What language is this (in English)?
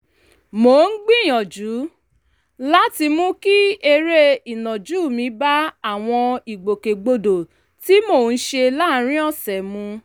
Yoruba